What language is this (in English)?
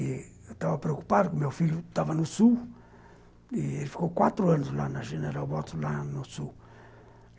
Portuguese